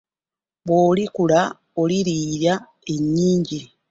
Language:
Ganda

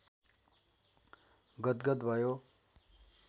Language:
Nepali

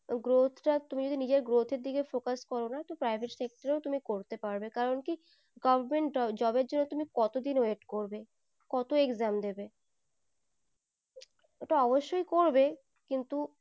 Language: Bangla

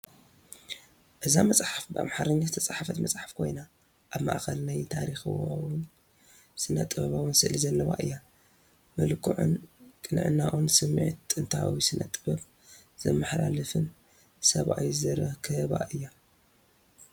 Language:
Tigrinya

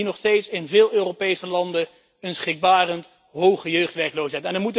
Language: Dutch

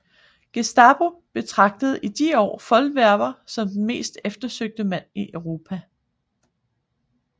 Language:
Danish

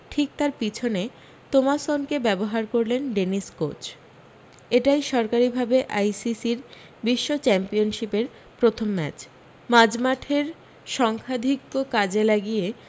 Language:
Bangla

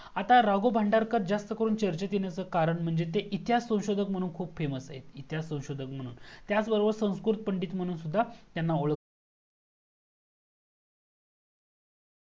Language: Marathi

